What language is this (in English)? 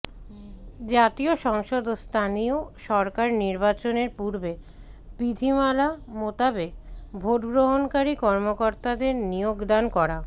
Bangla